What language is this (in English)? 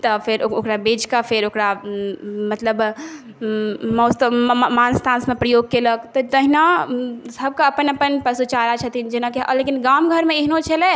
Maithili